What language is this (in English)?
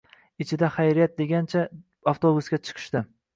Uzbek